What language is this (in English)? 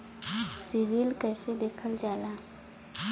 Bhojpuri